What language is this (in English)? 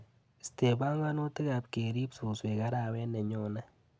Kalenjin